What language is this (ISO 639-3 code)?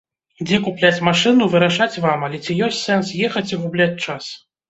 bel